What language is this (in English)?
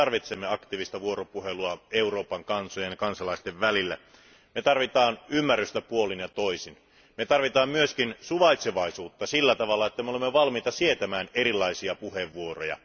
Finnish